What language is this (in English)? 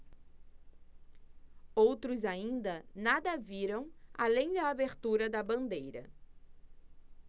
Portuguese